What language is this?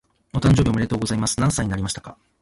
Japanese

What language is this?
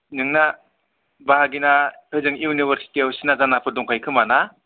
Bodo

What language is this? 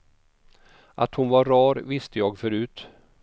Swedish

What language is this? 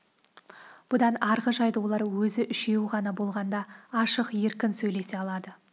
Kazakh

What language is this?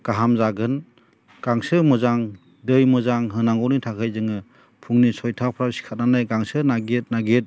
Bodo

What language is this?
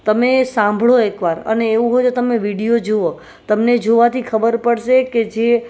Gujarati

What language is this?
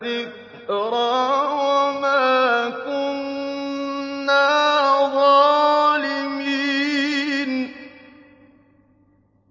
Arabic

